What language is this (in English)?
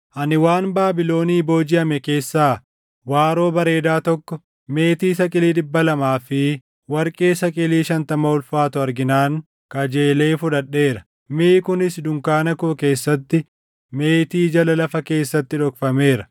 Oromo